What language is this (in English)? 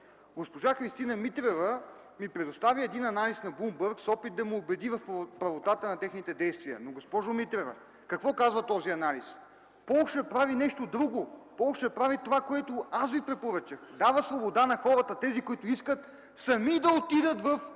Bulgarian